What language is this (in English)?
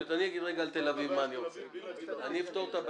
Hebrew